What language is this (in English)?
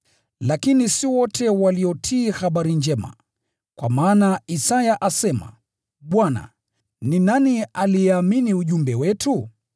Swahili